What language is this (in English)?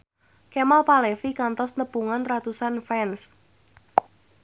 Sundanese